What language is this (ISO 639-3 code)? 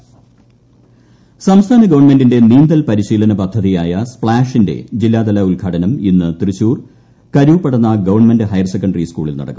mal